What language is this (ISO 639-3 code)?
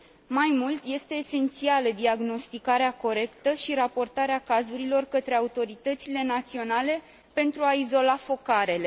ron